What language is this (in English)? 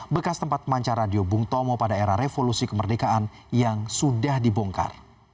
Indonesian